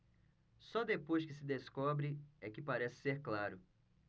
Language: Portuguese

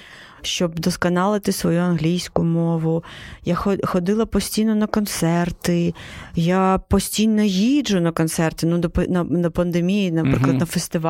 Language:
Ukrainian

